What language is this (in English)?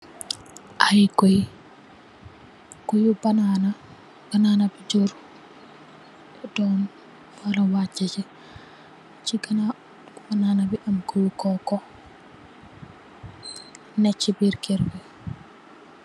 Wolof